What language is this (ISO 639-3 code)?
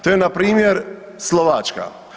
hrv